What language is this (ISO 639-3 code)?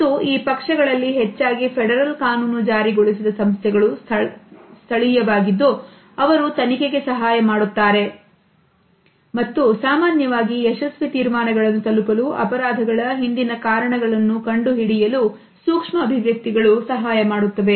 kan